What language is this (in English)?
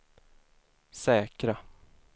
Swedish